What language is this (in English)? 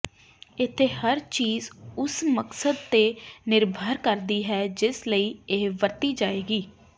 Punjabi